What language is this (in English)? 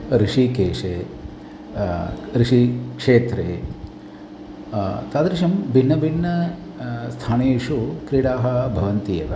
Sanskrit